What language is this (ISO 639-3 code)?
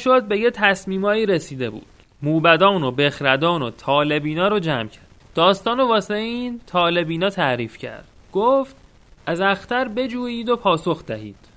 fas